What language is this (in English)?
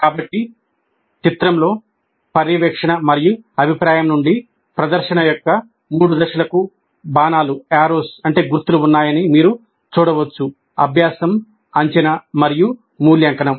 Telugu